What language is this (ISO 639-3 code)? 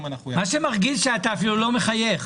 heb